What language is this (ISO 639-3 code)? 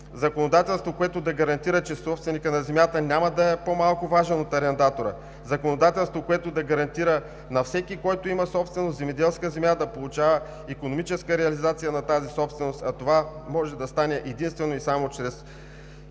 bul